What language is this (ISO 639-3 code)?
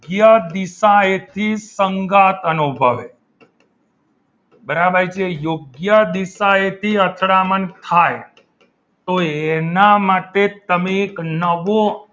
guj